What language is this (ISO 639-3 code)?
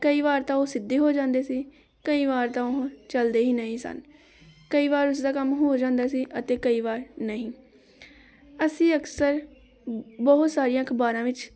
pan